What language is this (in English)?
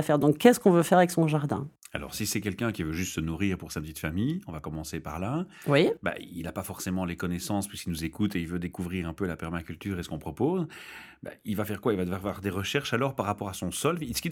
French